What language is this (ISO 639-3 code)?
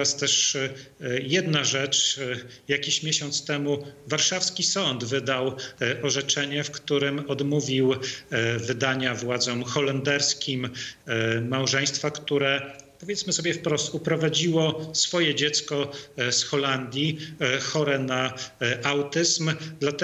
pol